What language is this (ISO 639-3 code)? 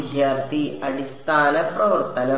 mal